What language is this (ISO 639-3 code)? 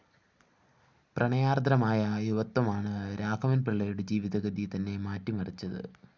mal